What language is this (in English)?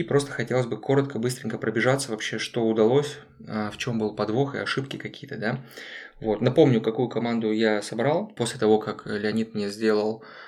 Russian